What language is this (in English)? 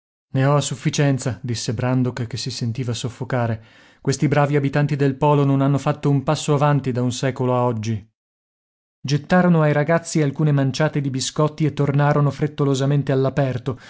Italian